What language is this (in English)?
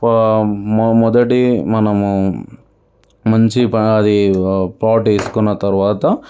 Telugu